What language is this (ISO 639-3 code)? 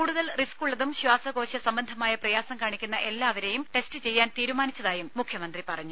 mal